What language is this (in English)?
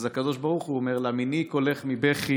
Hebrew